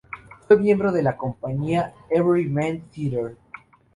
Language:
Spanish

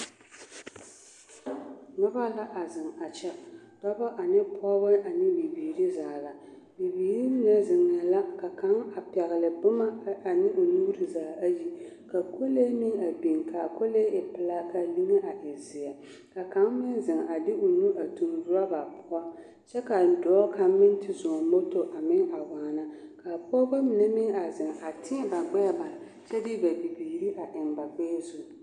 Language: Southern Dagaare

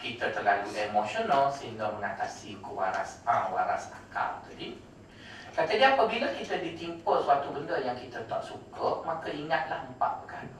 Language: Malay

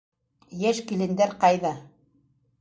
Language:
Bashkir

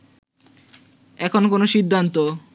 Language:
Bangla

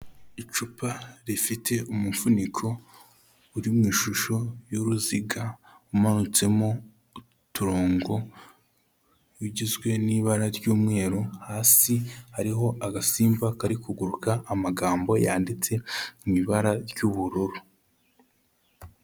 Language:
Kinyarwanda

